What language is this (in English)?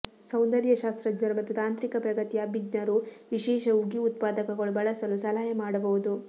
Kannada